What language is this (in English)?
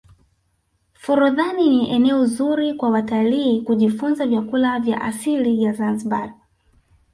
Swahili